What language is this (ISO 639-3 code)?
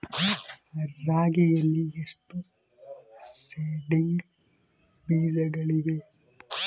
kan